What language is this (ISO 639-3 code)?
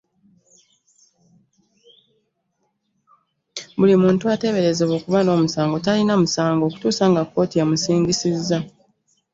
lug